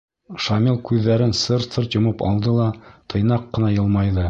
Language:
Bashkir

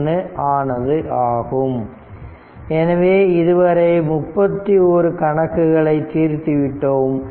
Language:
Tamil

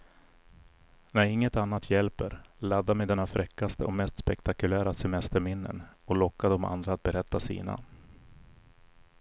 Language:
Swedish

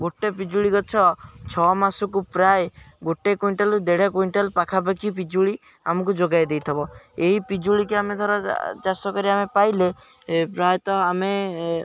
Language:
Odia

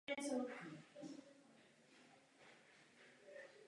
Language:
Czech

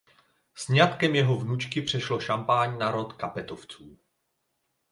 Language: Czech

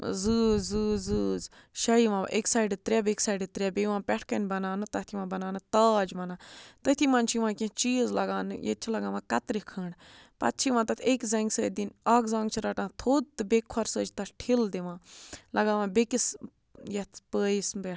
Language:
Kashmiri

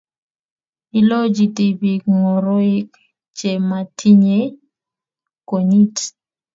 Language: Kalenjin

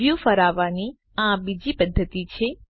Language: Gujarati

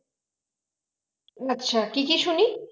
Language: Bangla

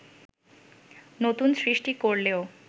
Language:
Bangla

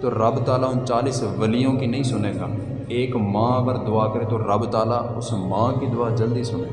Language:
Urdu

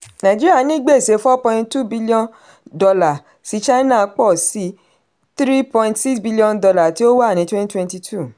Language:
Yoruba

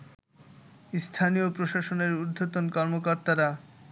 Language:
Bangla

